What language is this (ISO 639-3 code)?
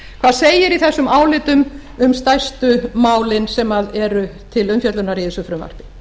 isl